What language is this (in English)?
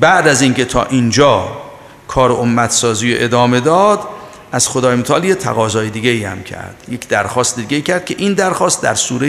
Persian